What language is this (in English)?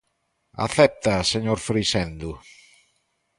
Galician